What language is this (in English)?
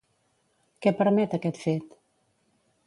Catalan